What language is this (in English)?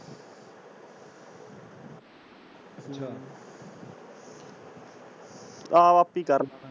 Punjabi